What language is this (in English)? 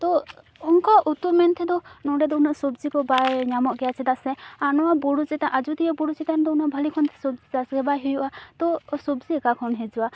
Santali